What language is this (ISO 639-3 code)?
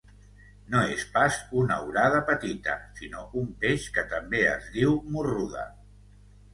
cat